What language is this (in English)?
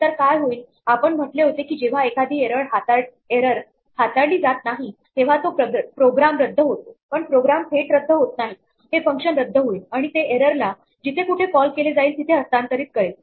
Marathi